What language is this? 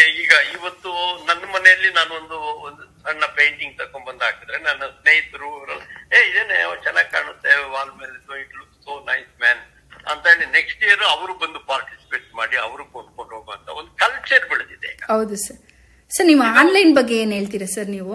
Kannada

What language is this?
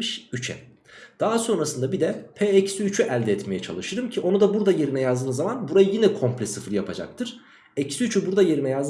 Turkish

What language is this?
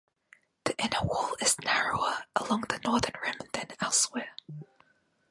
English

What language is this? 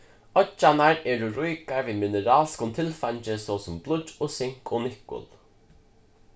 Faroese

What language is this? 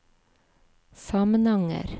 Norwegian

